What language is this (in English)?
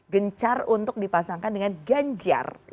Indonesian